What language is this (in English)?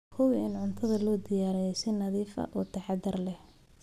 Somali